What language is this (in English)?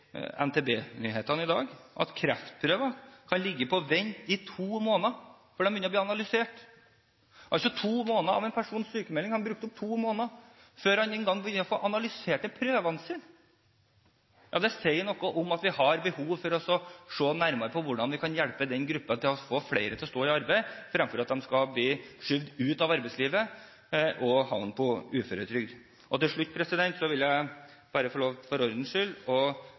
Norwegian Bokmål